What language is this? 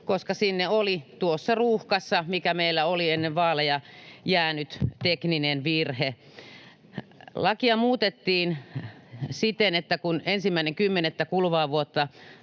Finnish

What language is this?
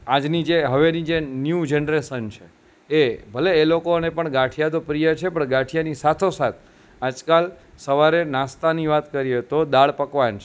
Gujarati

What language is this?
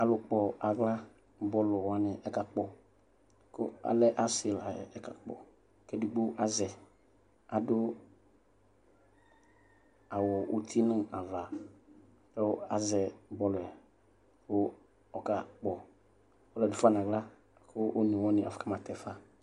Ikposo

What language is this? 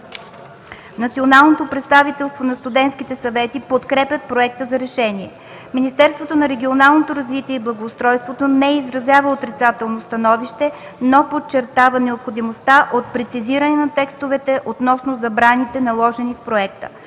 Bulgarian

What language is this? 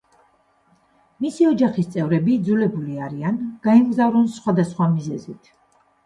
Georgian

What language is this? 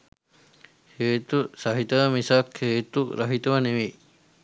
Sinhala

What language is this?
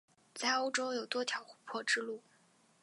Chinese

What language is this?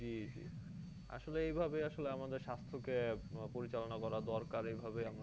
Bangla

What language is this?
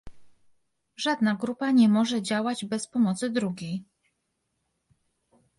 Polish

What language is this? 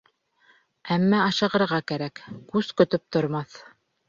Bashkir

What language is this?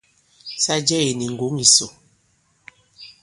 Bankon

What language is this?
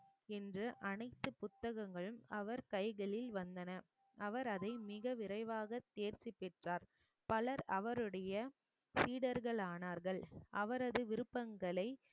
Tamil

